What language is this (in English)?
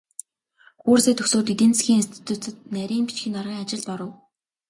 Mongolian